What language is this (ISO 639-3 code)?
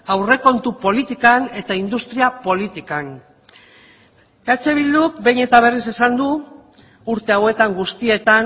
eus